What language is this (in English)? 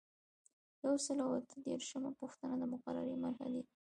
Pashto